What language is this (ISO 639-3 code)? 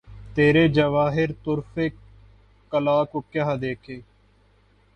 urd